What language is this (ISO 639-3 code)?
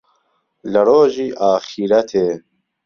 ckb